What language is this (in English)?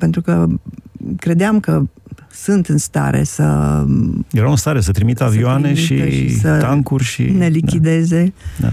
Romanian